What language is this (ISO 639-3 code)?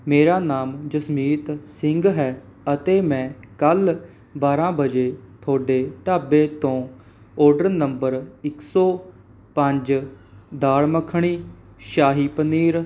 pan